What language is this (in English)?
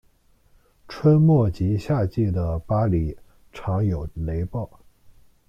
Chinese